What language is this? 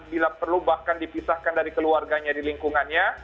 Indonesian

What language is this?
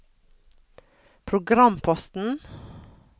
Norwegian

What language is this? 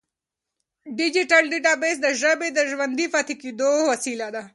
Pashto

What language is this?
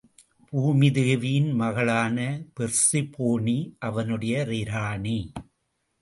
Tamil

